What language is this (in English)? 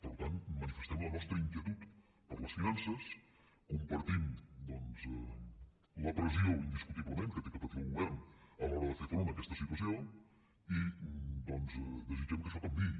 Catalan